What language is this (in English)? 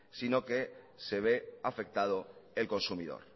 Spanish